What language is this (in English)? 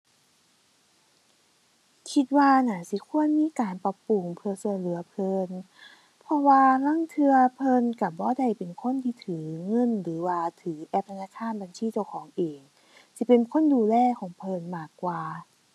Thai